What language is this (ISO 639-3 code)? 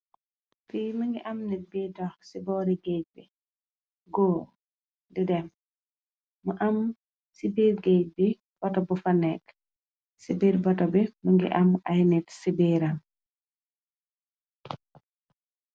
wol